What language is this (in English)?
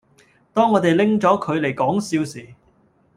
Cantonese